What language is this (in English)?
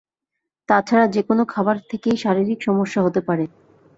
Bangla